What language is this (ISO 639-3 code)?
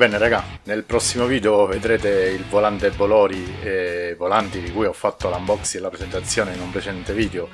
ita